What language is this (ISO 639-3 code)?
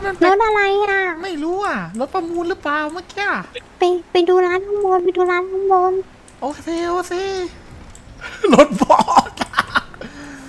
tha